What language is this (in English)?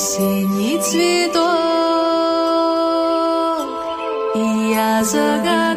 Slovak